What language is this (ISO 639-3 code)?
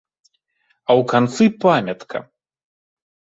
bel